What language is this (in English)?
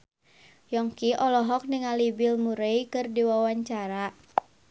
Sundanese